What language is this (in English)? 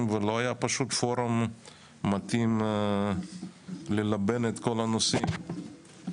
Hebrew